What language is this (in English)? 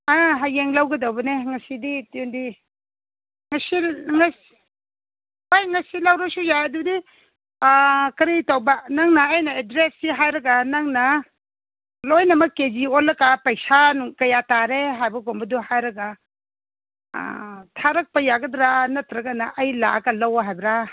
Manipuri